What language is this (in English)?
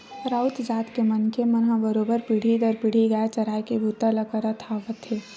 Chhattisgarhi